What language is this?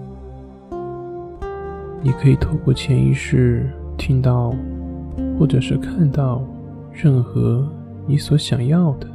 Chinese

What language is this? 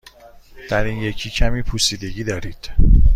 Persian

